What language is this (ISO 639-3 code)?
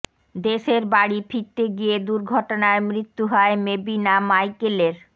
ben